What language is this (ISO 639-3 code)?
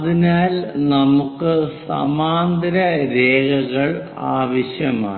mal